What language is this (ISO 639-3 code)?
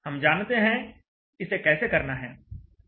hin